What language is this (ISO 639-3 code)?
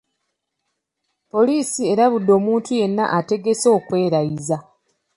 lug